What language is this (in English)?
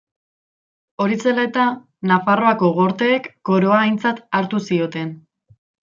Basque